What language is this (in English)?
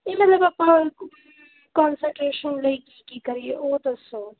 Punjabi